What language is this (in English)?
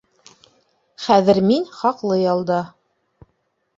Bashkir